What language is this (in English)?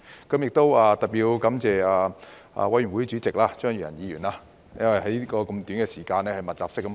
Cantonese